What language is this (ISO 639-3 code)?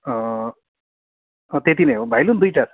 nep